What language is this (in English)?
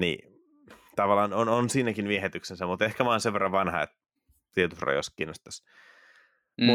Finnish